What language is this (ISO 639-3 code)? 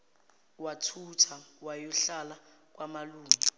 zul